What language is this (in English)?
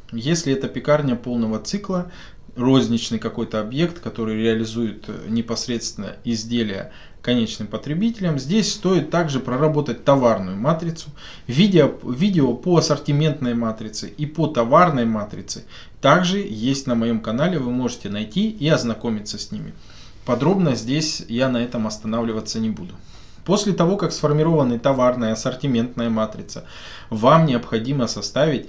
Russian